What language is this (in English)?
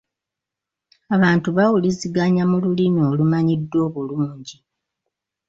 Ganda